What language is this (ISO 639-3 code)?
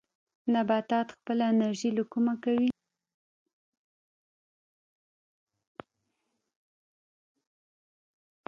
pus